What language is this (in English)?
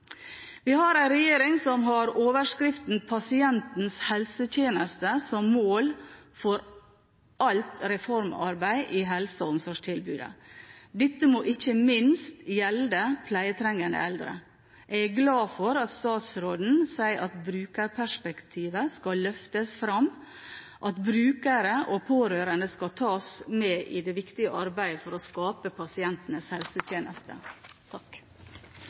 Norwegian Bokmål